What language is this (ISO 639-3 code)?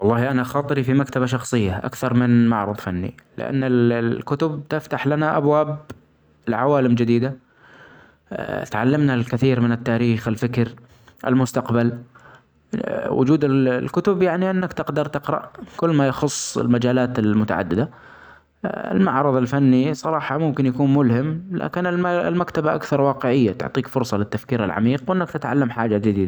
acx